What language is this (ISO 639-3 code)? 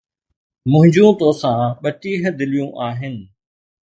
snd